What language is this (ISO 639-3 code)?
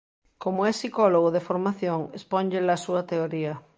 glg